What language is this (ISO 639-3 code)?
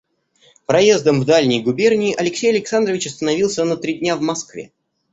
rus